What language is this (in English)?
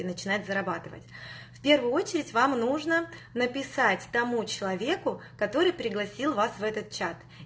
Russian